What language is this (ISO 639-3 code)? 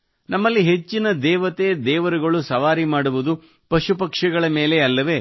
kan